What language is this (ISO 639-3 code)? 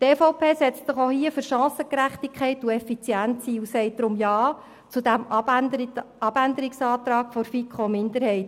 gsw